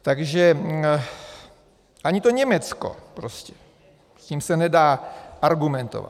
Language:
Czech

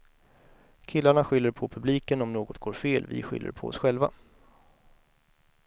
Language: Swedish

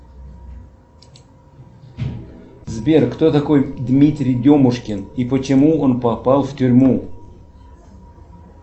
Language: Russian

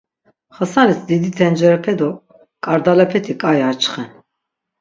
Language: Laz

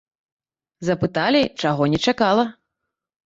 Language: Belarusian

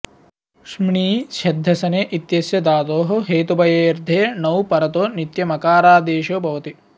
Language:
Sanskrit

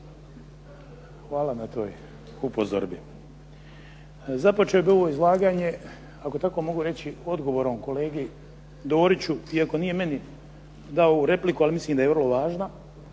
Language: Croatian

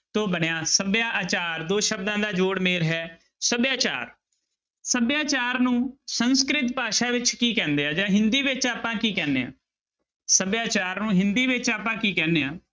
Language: Punjabi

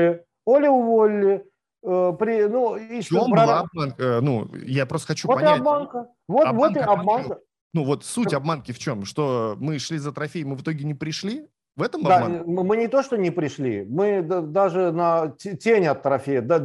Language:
Russian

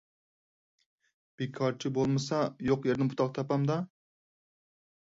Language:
Uyghur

